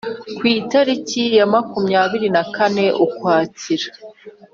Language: Kinyarwanda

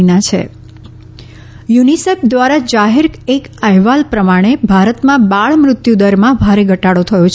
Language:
Gujarati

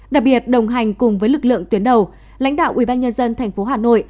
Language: Vietnamese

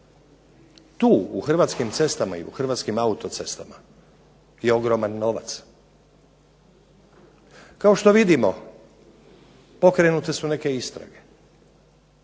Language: Croatian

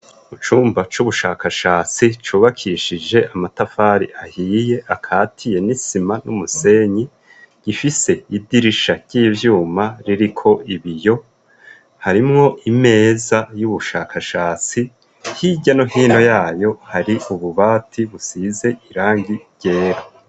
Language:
Rundi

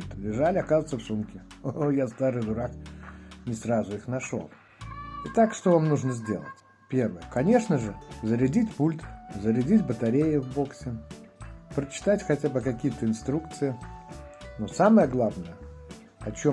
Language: Russian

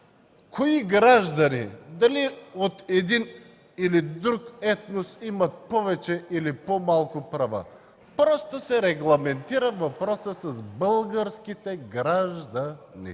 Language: Bulgarian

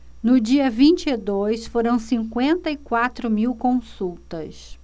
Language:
Portuguese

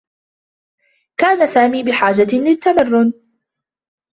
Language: Arabic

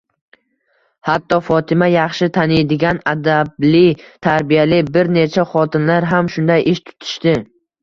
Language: Uzbek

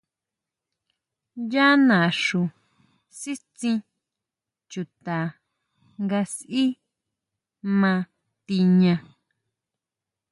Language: Huautla Mazatec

